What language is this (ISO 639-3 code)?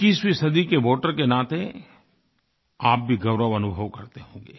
hin